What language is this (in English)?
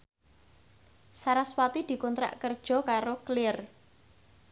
Javanese